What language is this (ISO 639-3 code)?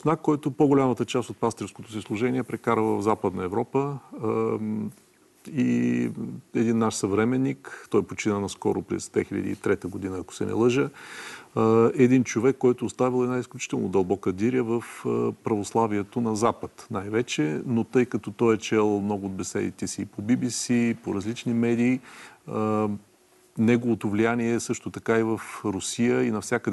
bul